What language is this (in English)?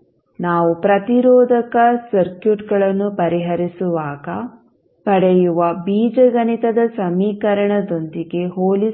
Kannada